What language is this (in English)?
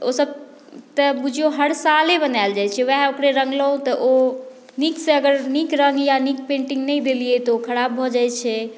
Maithili